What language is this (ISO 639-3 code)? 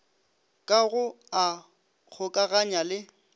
nso